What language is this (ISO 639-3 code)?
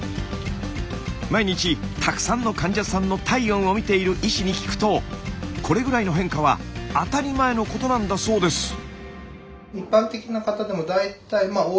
jpn